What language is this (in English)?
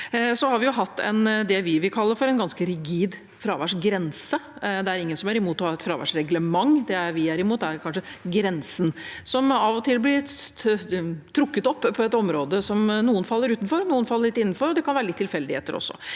Norwegian